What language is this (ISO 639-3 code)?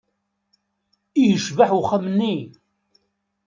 kab